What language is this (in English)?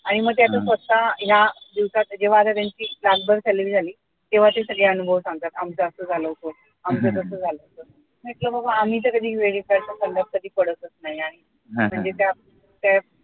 Marathi